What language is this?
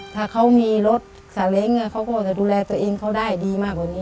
Thai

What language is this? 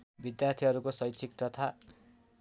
Nepali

